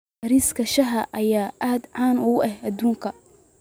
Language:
Somali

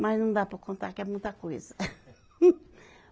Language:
Portuguese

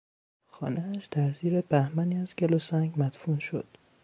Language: Persian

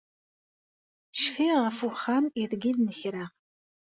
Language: Kabyle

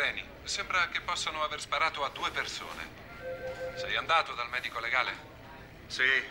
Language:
Italian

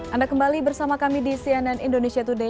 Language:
Indonesian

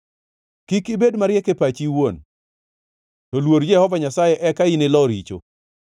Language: Luo (Kenya and Tanzania)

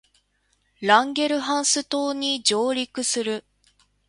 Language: Japanese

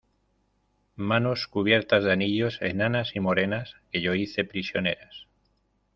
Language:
Spanish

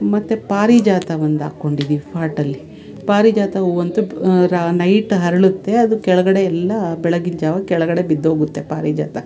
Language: Kannada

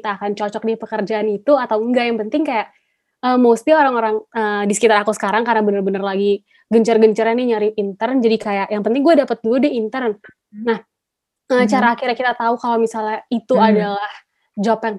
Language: Indonesian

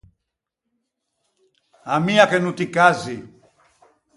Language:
Ligurian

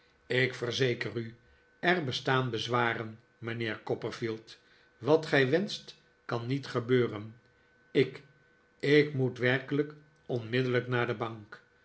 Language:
Dutch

